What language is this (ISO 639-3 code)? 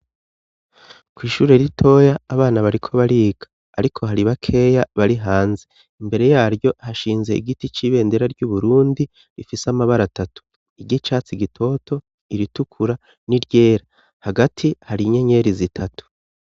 run